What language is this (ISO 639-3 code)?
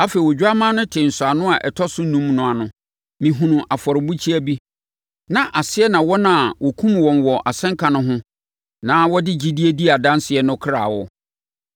aka